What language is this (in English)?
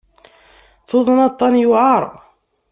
Kabyle